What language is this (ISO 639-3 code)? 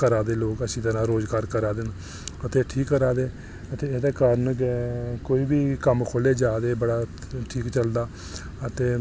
doi